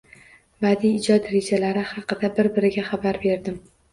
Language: Uzbek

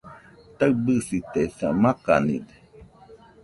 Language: Nüpode Huitoto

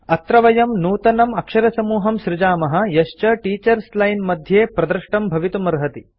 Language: Sanskrit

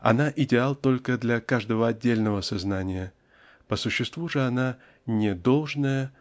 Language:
Russian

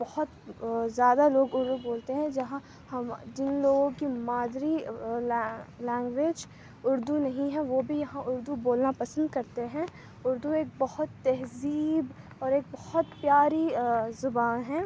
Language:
Urdu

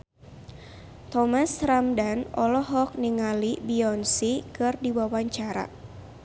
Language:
Sundanese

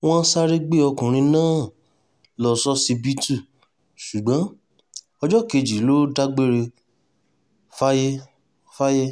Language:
Yoruba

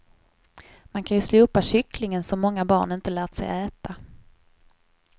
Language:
Swedish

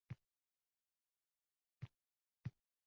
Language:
Uzbek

